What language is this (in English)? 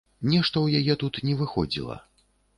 Belarusian